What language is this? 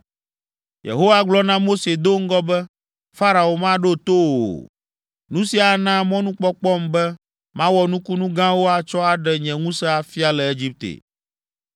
Ewe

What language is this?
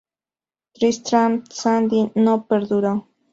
Spanish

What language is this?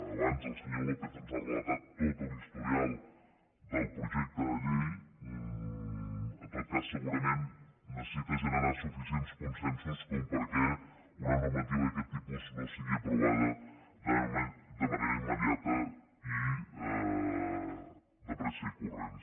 Catalan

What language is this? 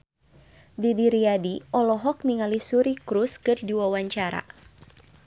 Sundanese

